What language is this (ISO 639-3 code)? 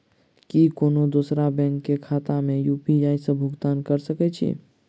mai